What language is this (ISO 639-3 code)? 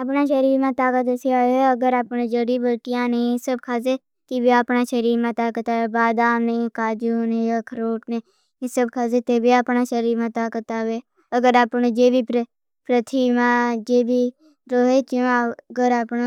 bhb